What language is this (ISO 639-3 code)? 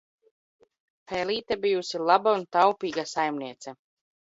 lav